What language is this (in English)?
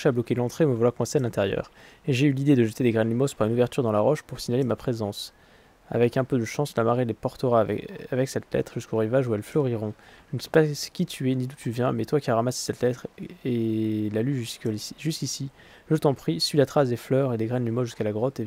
French